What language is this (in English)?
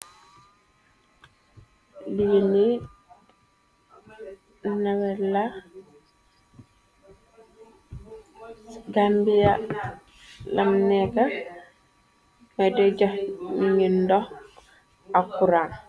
Wolof